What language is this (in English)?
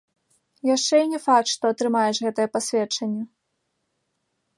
Belarusian